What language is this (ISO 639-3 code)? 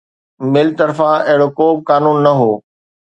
snd